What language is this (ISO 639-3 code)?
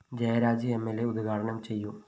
mal